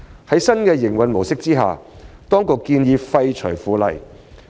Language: Cantonese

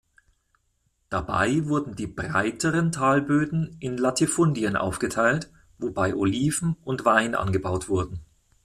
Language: German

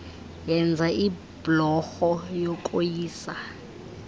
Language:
Xhosa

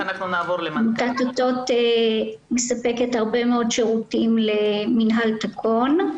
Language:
Hebrew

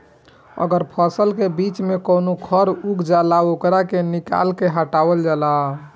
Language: Bhojpuri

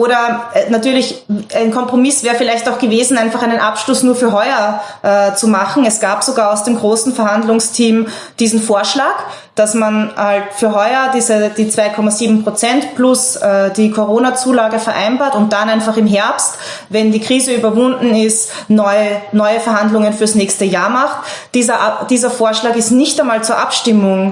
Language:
German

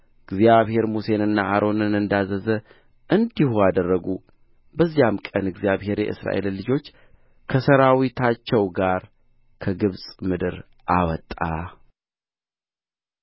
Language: Amharic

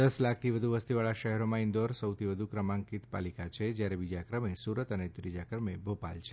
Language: Gujarati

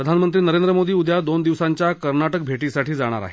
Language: Marathi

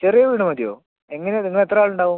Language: Malayalam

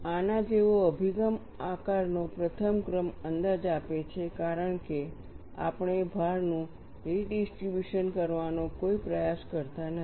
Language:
Gujarati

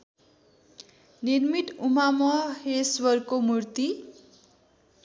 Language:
Nepali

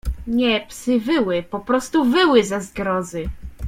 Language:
Polish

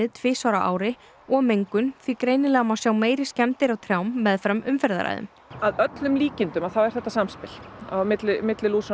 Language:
Icelandic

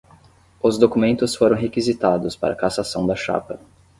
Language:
Portuguese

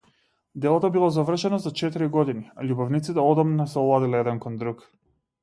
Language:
Macedonian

